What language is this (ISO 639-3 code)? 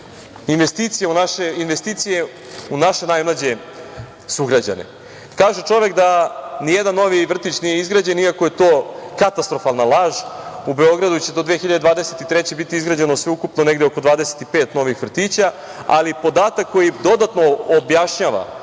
srp